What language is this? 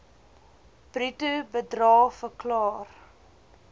Afrikaans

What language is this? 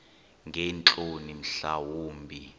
Xhosa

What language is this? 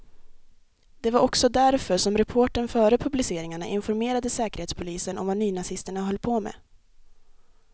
Swedish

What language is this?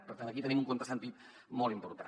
Catalan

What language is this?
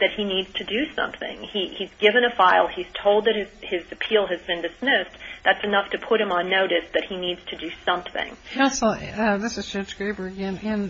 English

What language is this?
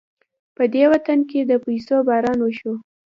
Pashto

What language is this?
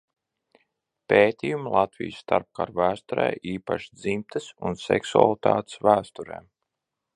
Latvian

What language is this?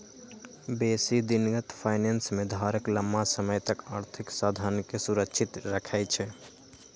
Magahi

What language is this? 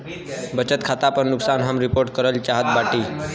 Bhojpuri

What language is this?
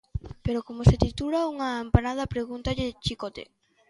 Galician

